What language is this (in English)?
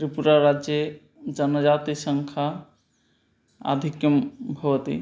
Sanskrit